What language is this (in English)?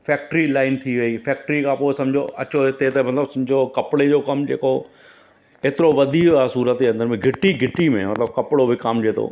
Sindhi